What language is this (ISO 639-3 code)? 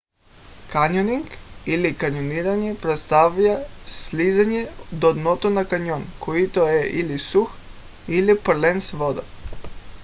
bul